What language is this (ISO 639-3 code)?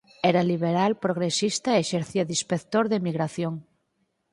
glg